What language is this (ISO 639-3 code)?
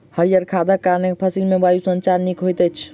mai